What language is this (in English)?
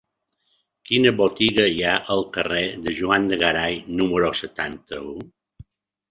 Catalan